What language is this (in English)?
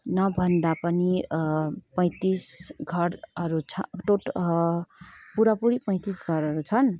Nepali